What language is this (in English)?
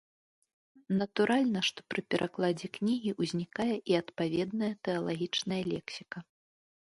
Belarusian